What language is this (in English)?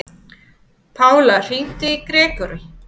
Icelandic